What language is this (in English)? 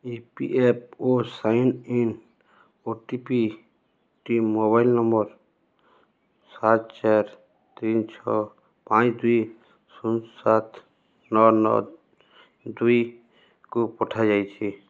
Odia